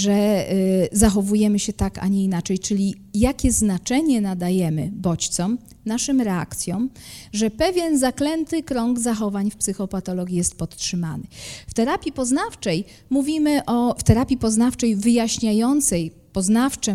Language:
Polish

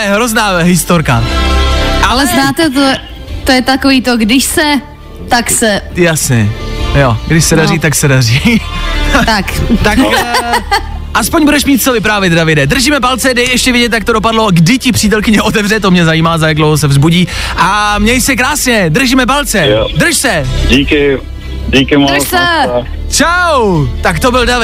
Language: Czech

